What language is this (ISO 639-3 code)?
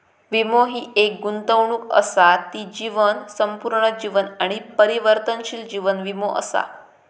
mar